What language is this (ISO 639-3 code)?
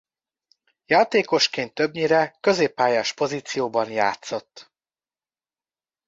hun